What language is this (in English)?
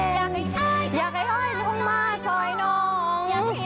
Thai